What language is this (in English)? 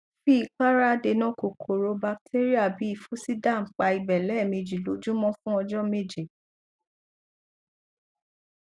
Yoruba